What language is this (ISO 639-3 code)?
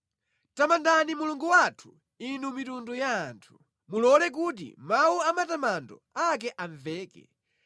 nya